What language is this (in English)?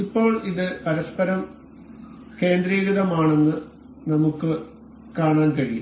Malayalam